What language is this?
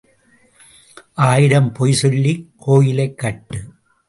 Tamil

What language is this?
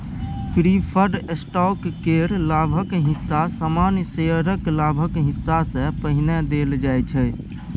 Maithili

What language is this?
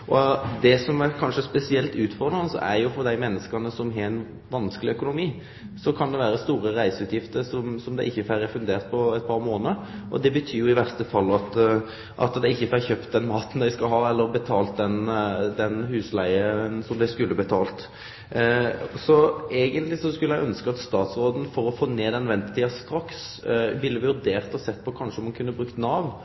Norwegian Nynorsk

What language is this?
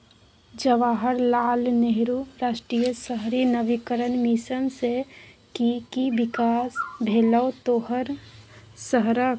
Maithili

